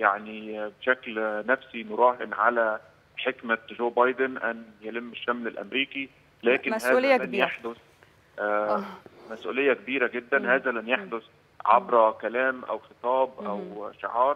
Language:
Arabic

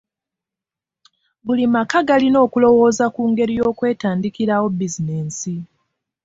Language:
Ganda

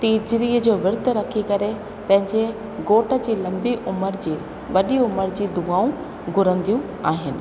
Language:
Sindhi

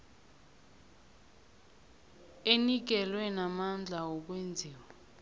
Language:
South Ndebele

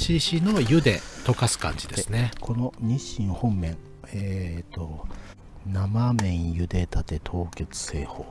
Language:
Japanese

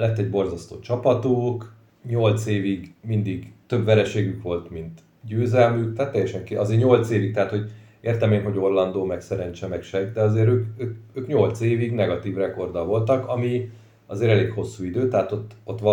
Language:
Hungarian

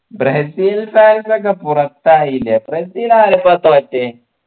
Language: Malayalam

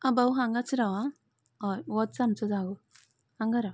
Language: Konkani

